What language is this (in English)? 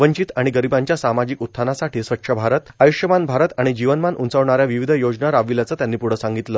Marathi